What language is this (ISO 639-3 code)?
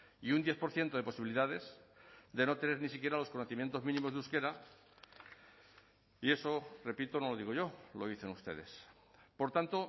spa